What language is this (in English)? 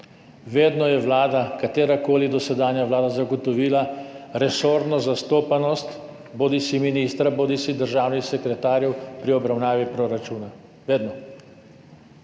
Slovenian